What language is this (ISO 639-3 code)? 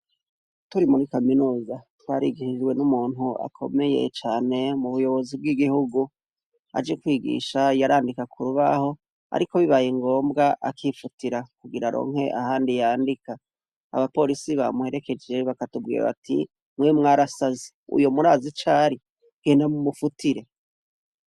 run